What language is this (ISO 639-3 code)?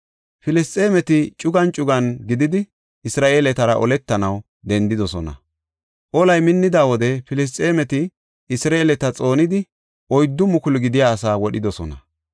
gof